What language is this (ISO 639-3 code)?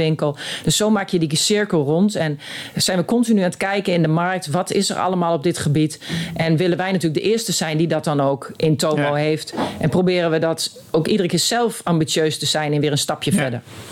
nld